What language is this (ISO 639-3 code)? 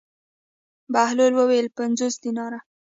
pus